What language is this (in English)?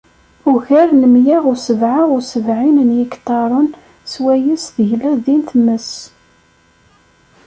Kabyle